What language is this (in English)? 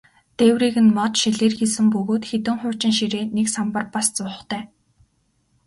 Mongolian